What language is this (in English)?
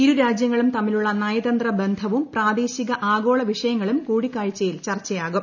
Malayalam